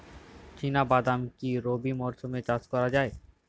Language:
Bangla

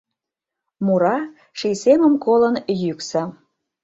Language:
Mari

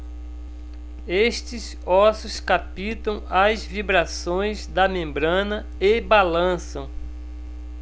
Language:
Portuguese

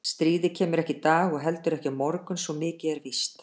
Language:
Icelandic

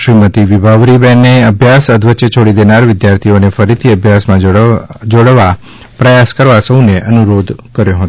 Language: Gujarati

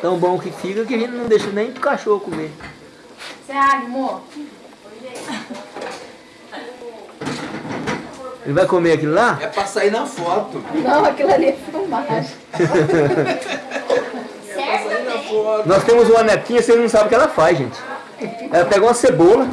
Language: Portuguese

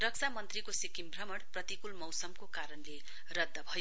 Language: Nepali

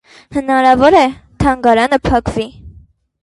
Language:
Armenian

